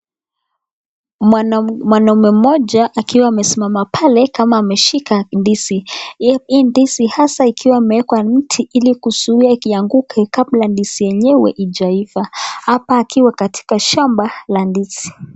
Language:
Swahili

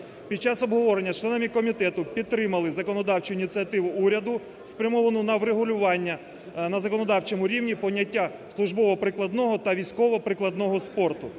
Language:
Ukrainian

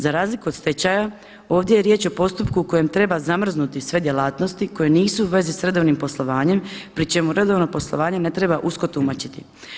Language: Croatian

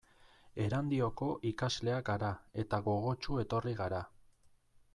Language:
Basque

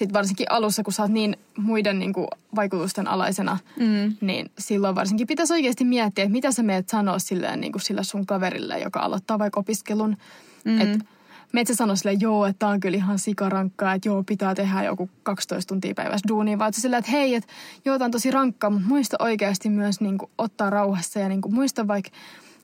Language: Finnish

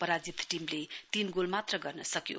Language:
Nepali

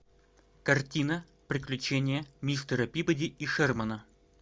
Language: Russian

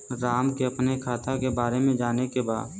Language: Bhojpuri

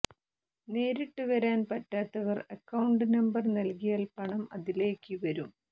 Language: Malayalam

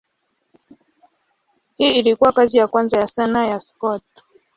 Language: Swahili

